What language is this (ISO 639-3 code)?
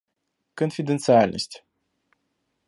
rus